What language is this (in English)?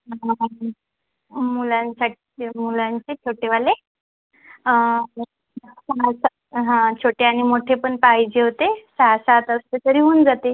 Marathi